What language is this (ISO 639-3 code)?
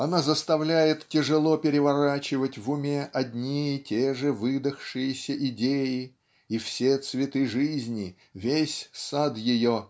rus